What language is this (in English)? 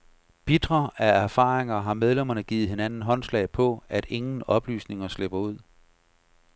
Danish